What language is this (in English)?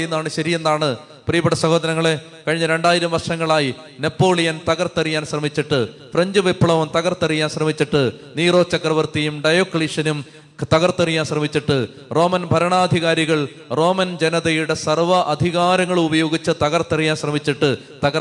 Malayalam